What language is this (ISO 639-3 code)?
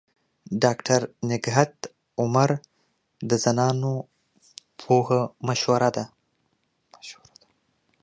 pus